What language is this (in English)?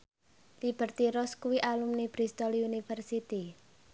Javanese